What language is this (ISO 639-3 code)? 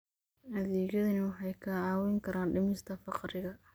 som